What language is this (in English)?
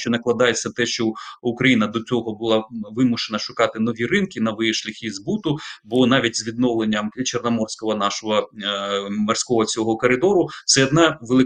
Ukrainian